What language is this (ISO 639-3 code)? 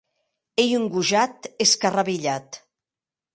oci